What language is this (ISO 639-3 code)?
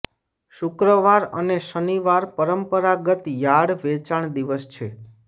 guj